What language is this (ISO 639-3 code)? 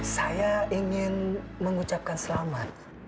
ind